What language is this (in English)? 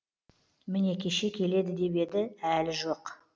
Kazakh